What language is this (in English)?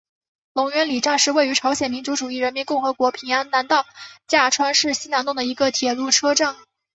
Chinese